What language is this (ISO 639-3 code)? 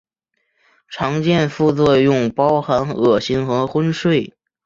zho